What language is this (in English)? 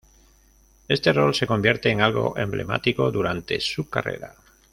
Spanish